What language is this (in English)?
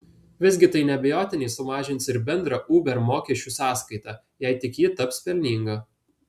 Lithuanian